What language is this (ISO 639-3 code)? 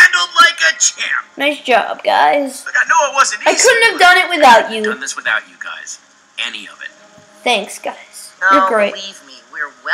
eng